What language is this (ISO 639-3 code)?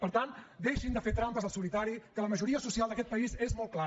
cat